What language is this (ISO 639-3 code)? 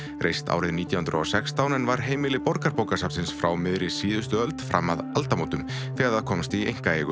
isl